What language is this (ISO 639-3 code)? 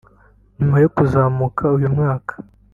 kin